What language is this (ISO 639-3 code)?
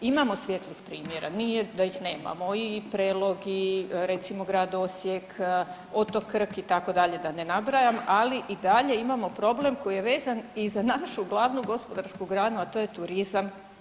hrv